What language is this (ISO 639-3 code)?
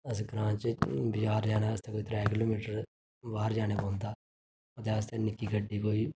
doi